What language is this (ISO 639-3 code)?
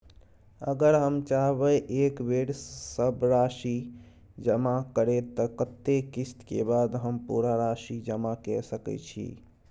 mai